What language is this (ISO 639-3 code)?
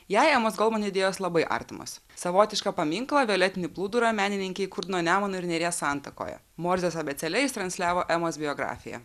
lit